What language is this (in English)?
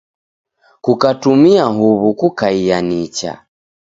Taita